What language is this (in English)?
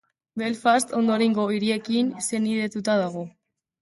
Basque